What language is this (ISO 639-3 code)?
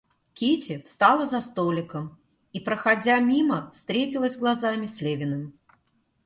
rus